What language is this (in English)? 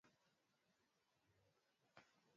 Swahili